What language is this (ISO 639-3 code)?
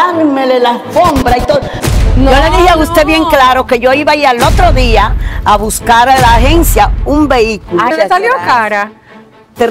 spa